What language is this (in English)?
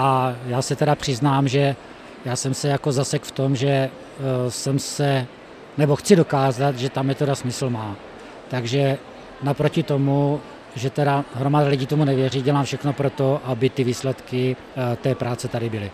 Czech